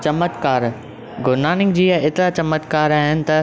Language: Sindhi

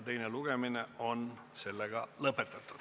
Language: Estonian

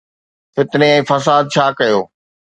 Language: Sindhi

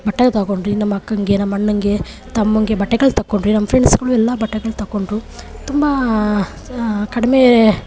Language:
Kannada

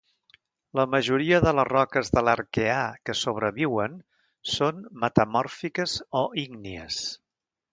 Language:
Catalan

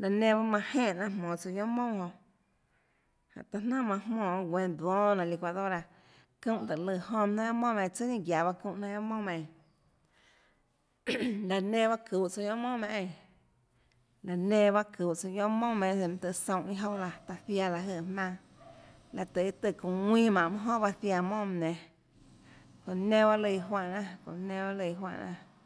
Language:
Tlacoatzintepec Chinantec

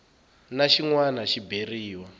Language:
Tsonga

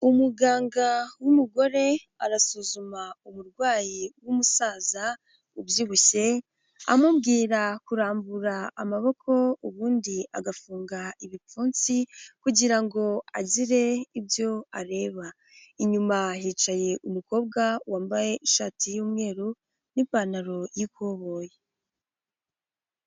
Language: Kinyarwanda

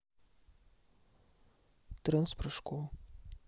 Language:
Russian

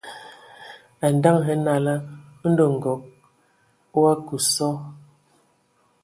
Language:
Ewondo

